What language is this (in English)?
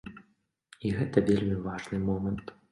Belarusian